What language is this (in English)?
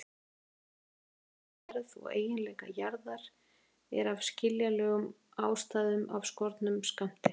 Icelandic